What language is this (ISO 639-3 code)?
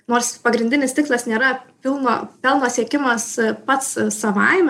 lit